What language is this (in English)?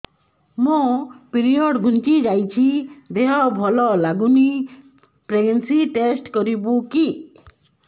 Odia